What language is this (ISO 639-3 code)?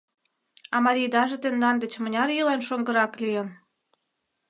chm